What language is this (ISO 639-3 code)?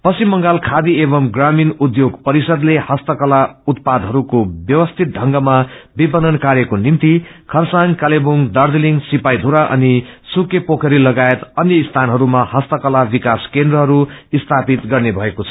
nep